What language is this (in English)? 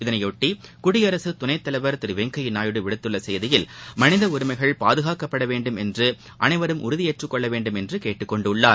Tamil